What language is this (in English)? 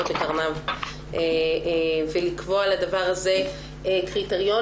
Hebrew